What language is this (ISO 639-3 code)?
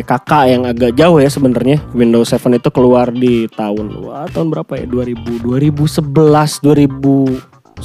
ind